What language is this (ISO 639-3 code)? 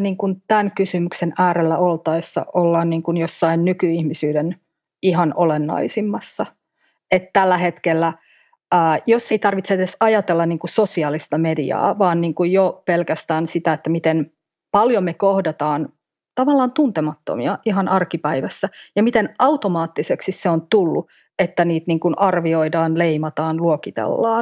fin